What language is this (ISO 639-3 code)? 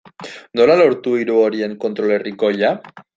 eus